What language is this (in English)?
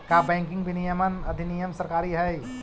Magahi